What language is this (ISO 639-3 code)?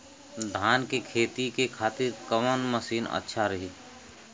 bho